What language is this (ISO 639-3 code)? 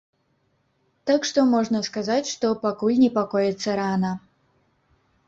bel